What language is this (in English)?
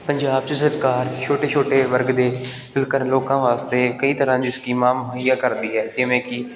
Punjabi